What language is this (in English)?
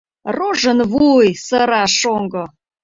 Mari